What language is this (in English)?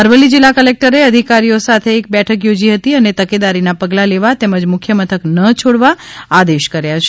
Gujarati